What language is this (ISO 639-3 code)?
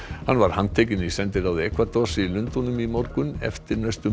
isl